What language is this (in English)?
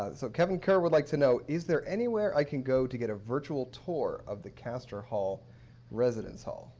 English